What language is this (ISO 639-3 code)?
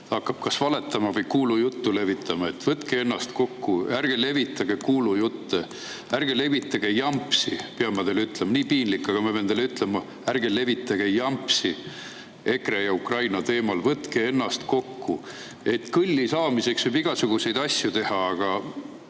est